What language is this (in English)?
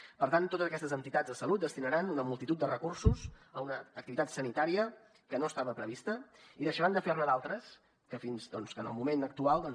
Catalan